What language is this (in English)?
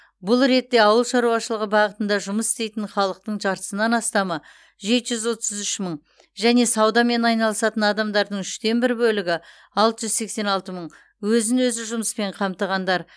Kazakh